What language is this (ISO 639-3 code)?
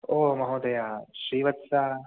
san